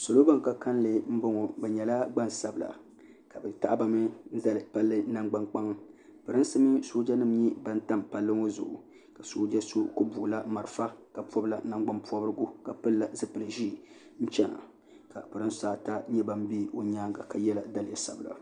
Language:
Dagbani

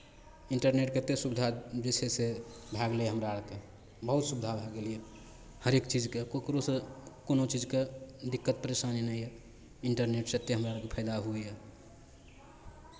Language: Maithili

